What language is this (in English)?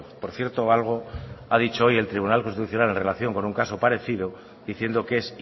Spanish